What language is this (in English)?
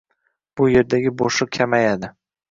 Uzbek